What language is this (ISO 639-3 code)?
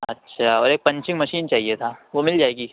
urd